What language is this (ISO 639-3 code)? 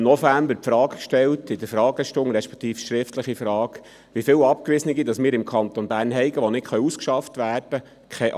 gsw